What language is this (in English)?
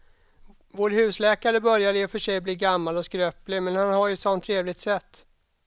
Swedish